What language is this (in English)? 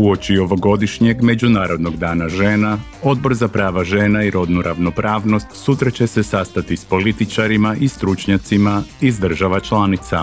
Croatian